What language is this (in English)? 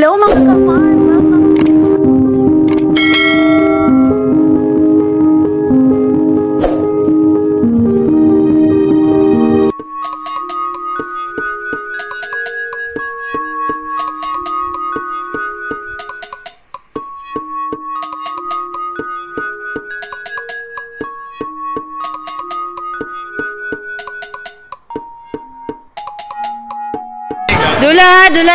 Arabic